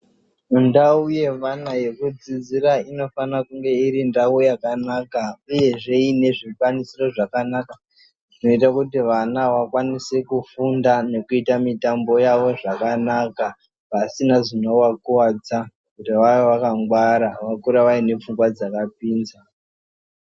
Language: Ndau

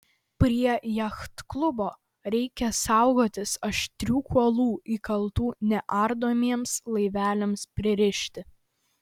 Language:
Lithuanian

